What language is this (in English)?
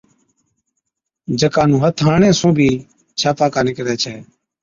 Od